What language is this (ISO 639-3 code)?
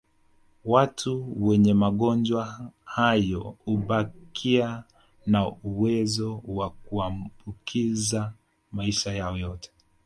swa